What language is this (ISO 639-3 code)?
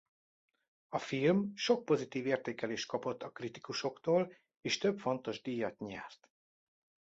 hun